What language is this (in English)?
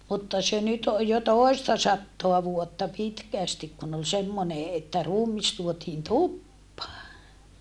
Finnish